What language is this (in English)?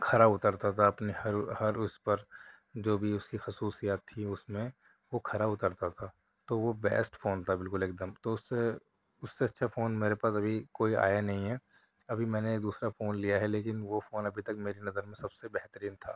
Urdu